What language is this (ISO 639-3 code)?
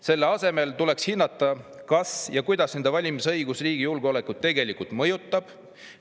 est